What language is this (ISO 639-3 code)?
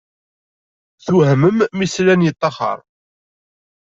kab